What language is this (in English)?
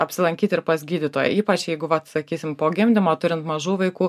Lithuanian